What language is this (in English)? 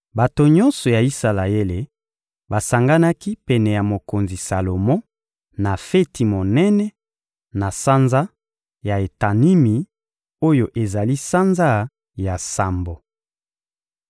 Lingala